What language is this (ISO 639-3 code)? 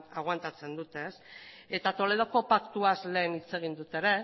eus